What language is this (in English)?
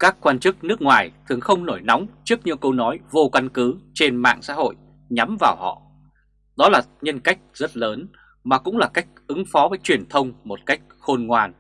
Vietnamese